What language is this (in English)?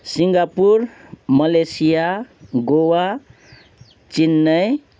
Nepali